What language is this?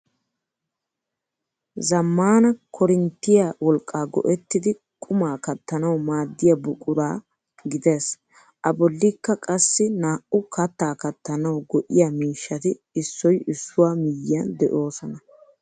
Wolaytta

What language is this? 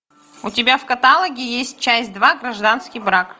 Russian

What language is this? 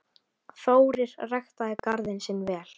Icelandic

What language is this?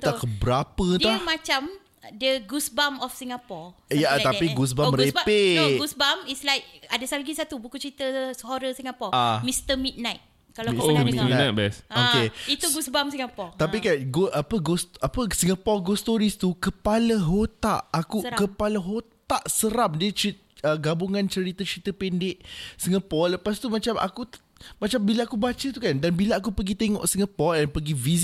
Malay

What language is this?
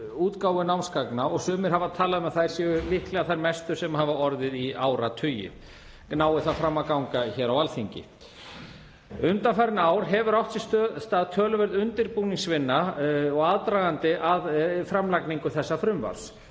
Icelandic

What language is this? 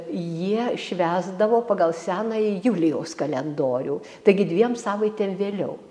Lithuanian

